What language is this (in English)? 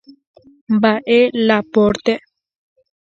Guarani